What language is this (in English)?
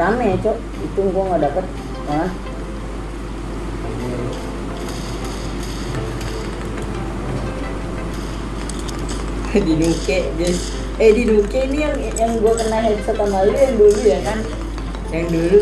Spanish